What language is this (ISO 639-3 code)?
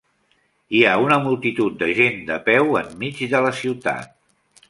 cat